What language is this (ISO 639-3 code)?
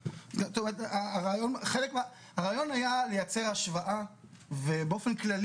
heb